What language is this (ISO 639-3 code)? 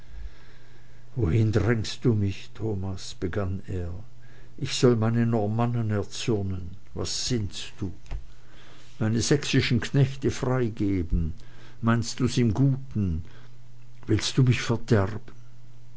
deu